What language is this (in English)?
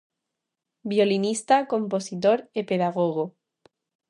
Galician